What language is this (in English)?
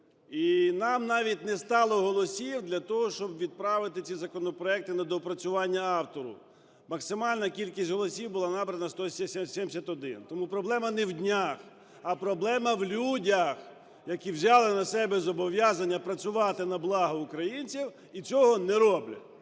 Ukrainian